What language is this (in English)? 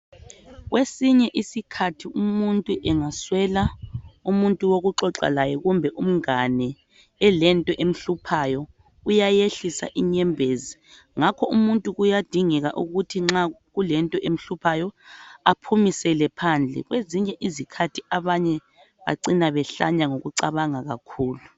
North Ndebele